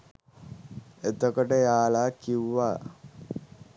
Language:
Sinhala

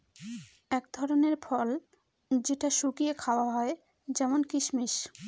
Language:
Bangla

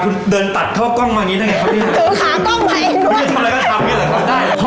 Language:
Thai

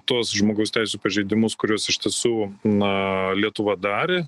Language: Lithuanian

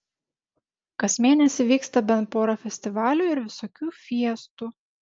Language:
Lithuanian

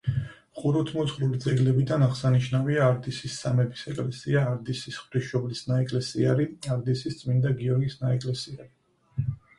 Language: Georgian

